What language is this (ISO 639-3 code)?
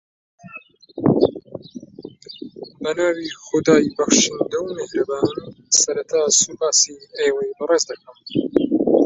ara